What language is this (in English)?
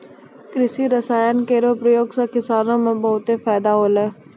Maithili